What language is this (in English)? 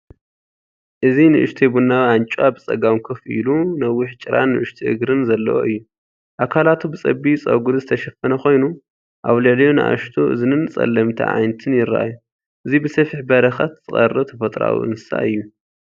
Tigrinya